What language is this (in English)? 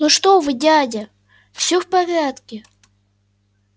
Russian